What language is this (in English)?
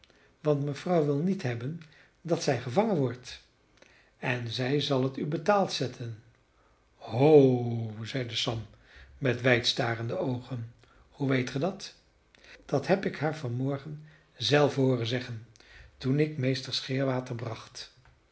Dutch